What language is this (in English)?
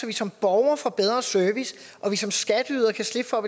Danish